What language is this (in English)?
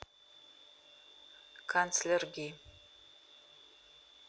Russian